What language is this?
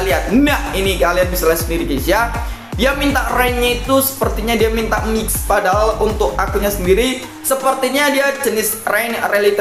Indonesian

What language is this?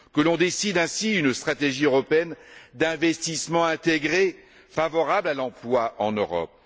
French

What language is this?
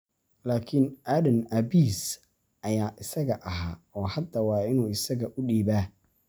Somali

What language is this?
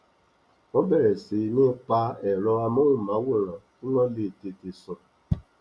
Yoruba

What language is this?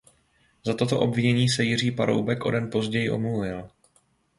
Czech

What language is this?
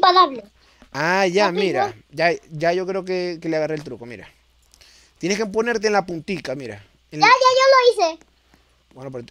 Spanish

